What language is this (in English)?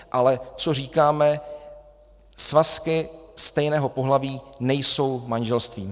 Czech